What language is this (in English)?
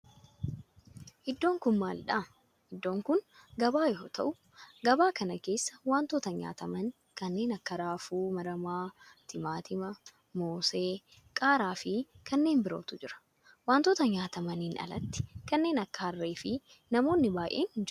Oromo